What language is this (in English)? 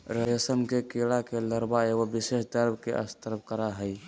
Magahi